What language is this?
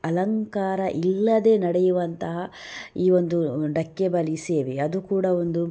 Kannada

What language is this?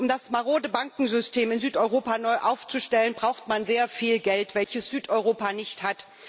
German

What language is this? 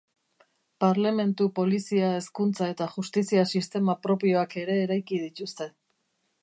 Basque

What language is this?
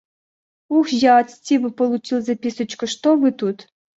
Russian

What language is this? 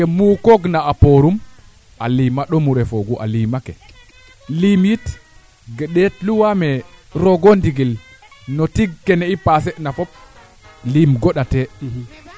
Serer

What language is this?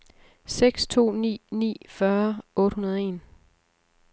Danish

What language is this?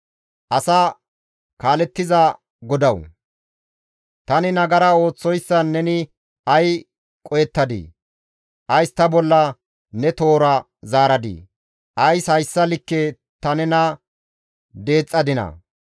Gamo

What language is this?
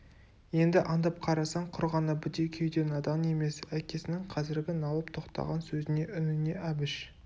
Kazakh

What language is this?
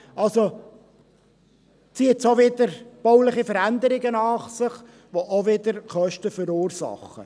Swiss German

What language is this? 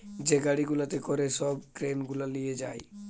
Bangla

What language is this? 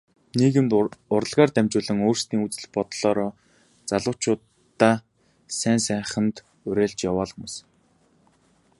Mongolian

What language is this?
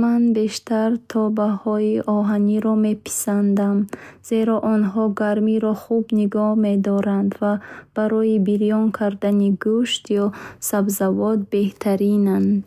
Bukharic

